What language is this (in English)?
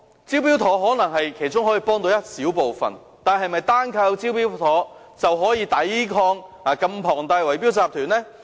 Cantonese